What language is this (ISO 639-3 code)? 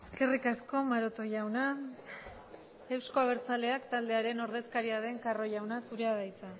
eus